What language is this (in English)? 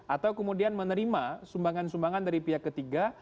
Indonesian